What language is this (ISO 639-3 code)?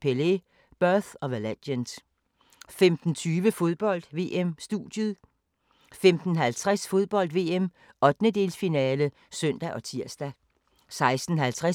dan